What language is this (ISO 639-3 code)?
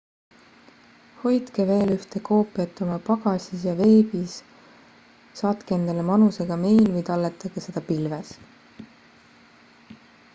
est